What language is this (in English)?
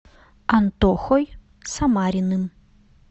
Russian